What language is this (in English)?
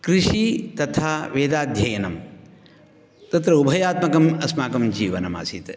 Sanskrit